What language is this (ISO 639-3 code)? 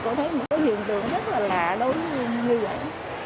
vie